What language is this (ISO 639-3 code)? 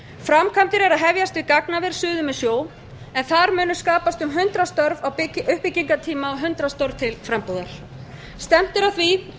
isl